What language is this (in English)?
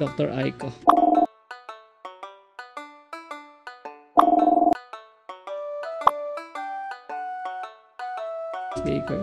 Filipino